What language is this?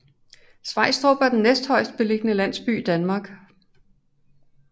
Danish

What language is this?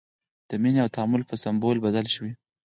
Pashto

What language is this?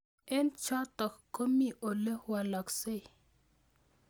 Kalenjin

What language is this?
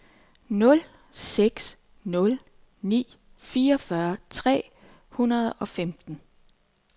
Danish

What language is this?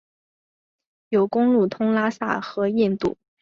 Chinese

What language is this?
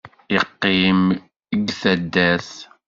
Kabyle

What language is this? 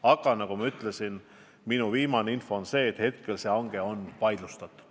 Estonian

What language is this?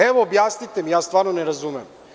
Serbian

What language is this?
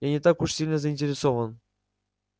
Russian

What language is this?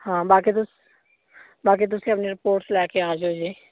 Punjabi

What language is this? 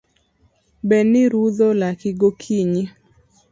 Luo (Kenya and Tanzania)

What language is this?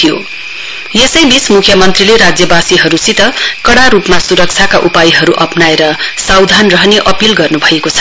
Nepali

